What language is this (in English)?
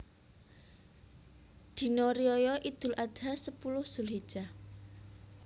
Javanese